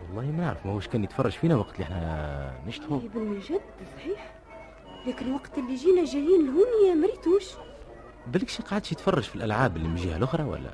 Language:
Arabic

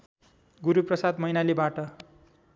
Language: Nepali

